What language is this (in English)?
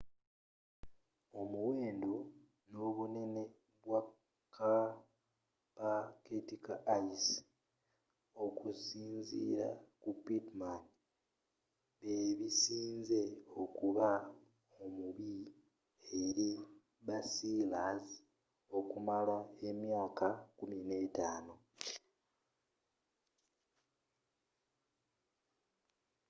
Ganda